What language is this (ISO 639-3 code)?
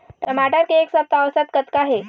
hne